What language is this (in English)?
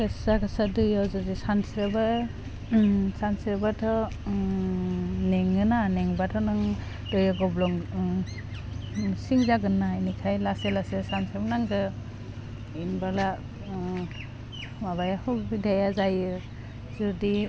Bodo